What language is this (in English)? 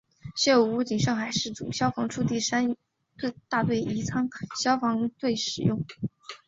Chinese